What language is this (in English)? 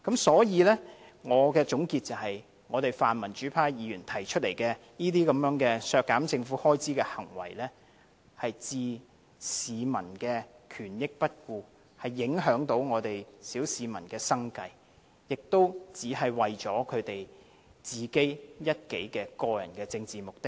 Cantonese